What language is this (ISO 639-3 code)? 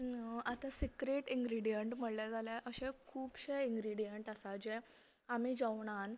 kok